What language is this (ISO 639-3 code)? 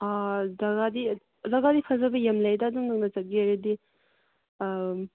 mni